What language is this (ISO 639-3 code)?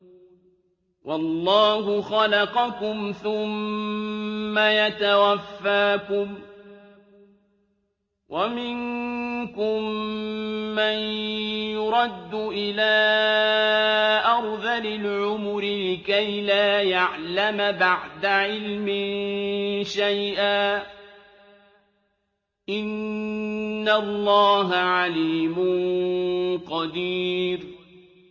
ara